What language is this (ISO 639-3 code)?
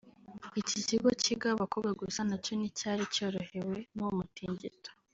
kin